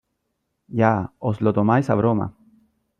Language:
Spanish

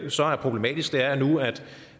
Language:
Danish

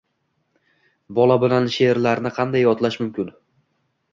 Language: Uzbek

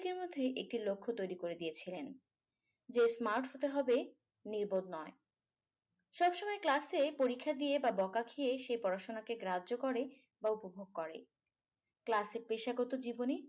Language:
Bangla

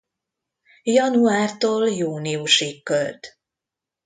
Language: Hungarian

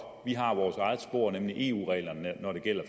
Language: Danish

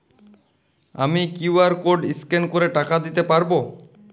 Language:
Bangla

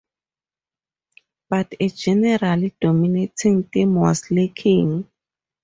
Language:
English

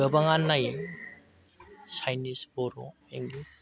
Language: Bodo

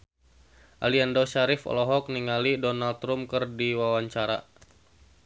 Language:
Sundanese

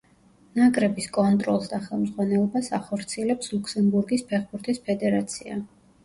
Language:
Georgian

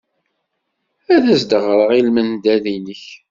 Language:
Kabyle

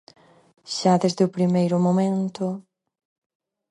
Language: Galician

